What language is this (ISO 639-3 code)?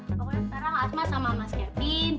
ind